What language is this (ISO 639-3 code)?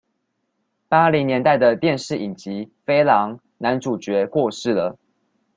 zho